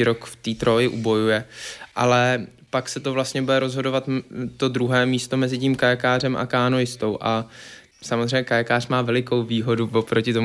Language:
Czech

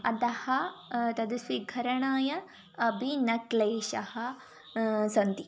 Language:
Sanskrit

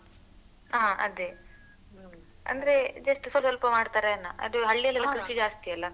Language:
Kannada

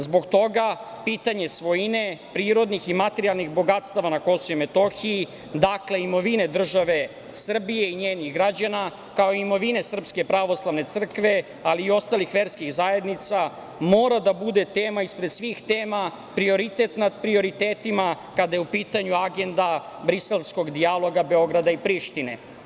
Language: Serbian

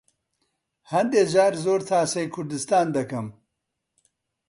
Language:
Central Kurdish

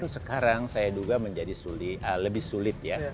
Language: Indonesian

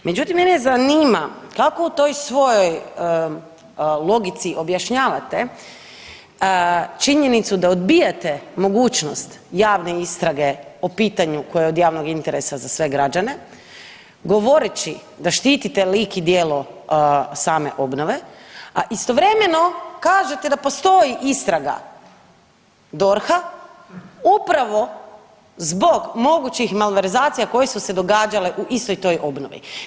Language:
Croatian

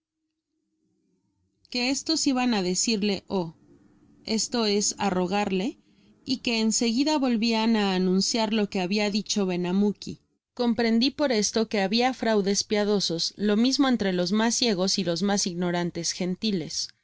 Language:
Spanish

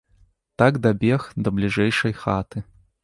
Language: Belarusian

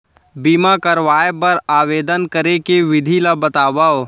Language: Chhattisgarhi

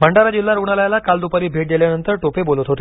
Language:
Marathi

